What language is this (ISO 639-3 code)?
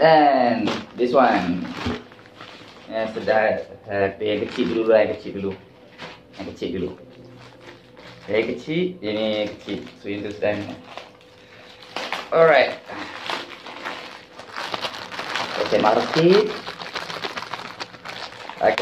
msa